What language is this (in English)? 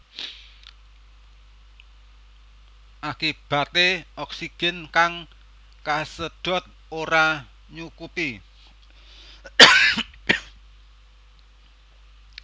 Javanese